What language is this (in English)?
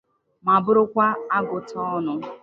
Igbo